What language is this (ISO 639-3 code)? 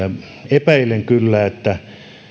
fin